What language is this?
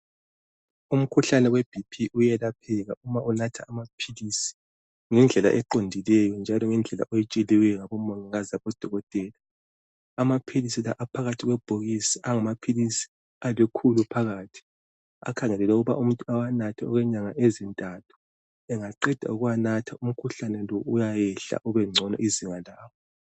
North Ndebele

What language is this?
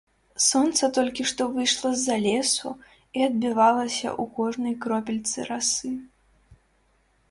Belarusian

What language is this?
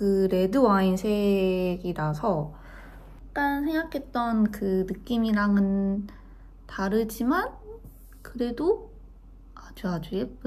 Korean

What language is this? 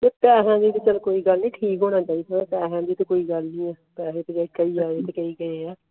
Punjabi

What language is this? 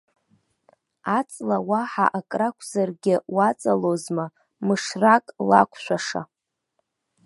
Abkhazian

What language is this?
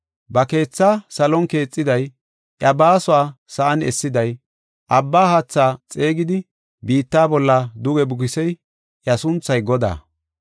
Gofa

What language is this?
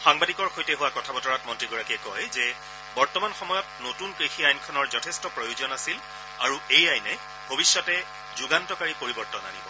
Assamese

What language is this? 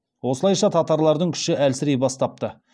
Kazakh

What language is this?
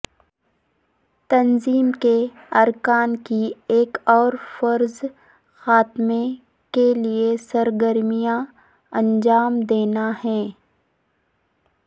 Urdu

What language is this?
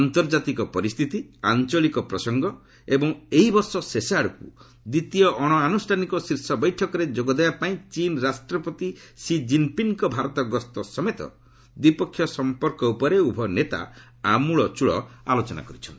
Odia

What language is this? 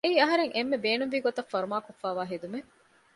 Divehi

